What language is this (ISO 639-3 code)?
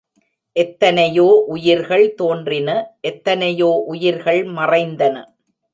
tam